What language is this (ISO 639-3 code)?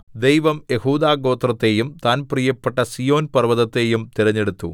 mal